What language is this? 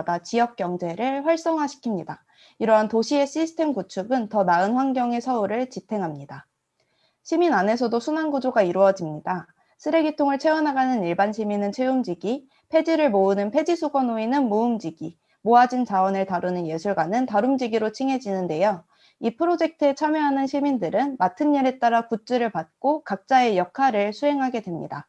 Korean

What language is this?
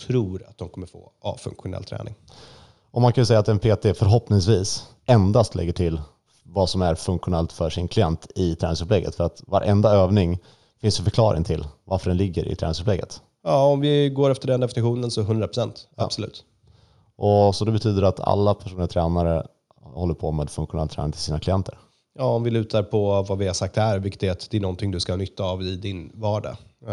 Swedish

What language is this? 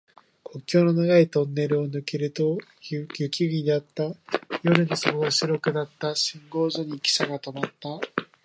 Japanese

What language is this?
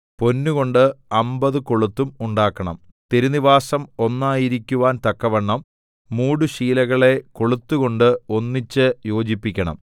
Malayalam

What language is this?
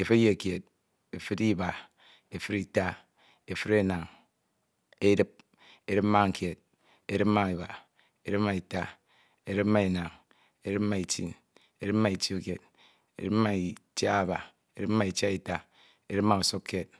Ito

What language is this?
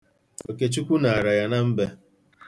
Igbo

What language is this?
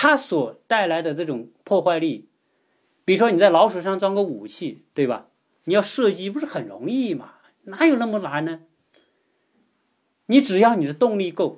Chinese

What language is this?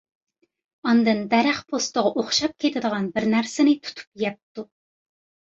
Uyghur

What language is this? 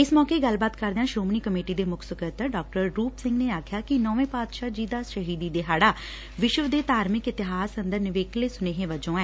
Punjabi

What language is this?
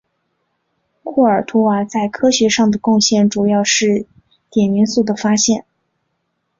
Chinese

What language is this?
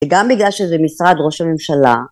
Hebrew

